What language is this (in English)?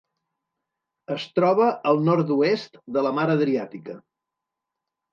Catalan